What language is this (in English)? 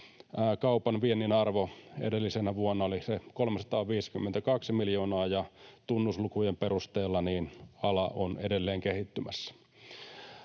Finnish